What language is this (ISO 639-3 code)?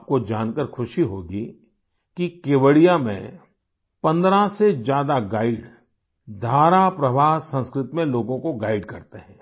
hin